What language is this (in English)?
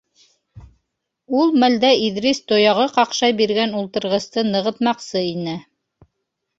Bashkir